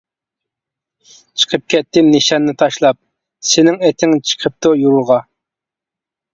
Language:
Uyghur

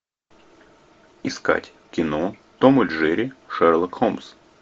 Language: Russian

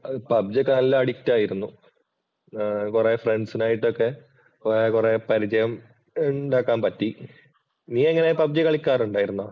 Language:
Malayalam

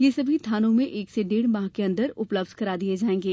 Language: Hindi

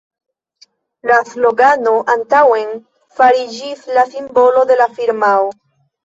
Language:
Esperanto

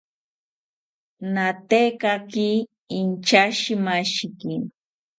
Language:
South Ucayali Ashéninka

